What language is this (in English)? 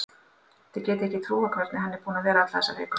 Icelandic